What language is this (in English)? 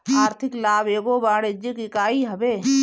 Bhojpuri